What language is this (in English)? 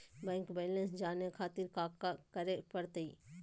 Magahi